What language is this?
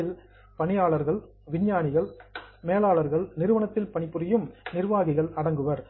Tamil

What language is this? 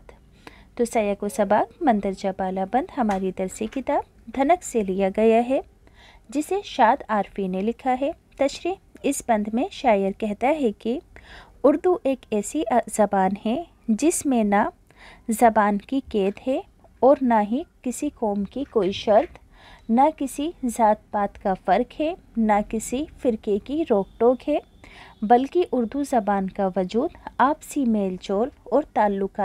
Hindi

